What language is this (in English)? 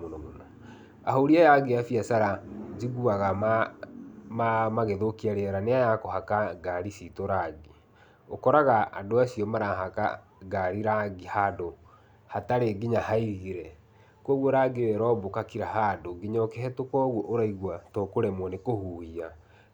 Kikuyu